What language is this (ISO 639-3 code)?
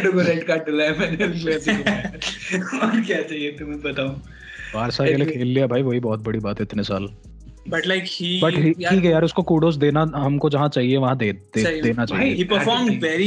hin